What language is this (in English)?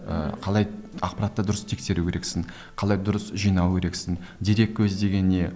Kazakh